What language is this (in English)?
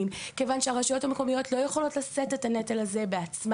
Hebrew